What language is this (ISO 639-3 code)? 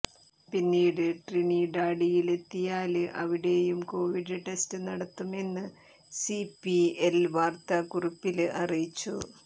mal